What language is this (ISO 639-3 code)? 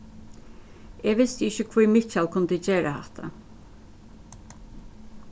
fao